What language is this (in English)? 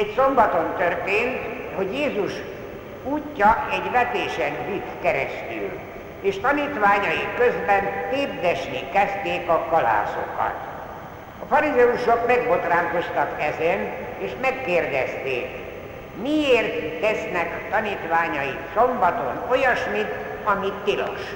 Hungarian